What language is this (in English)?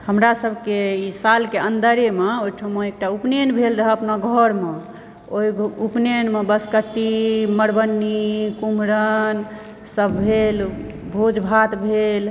Maithili